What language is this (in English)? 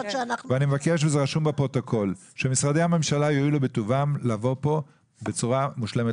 Hebrew